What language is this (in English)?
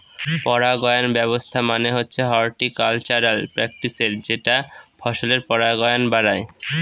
Bangla